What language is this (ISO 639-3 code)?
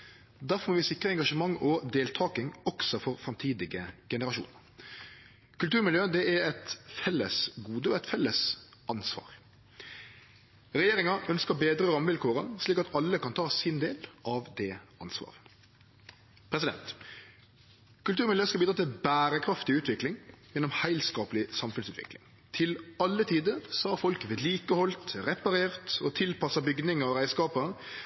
nno